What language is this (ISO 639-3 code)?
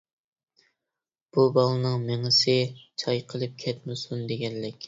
uig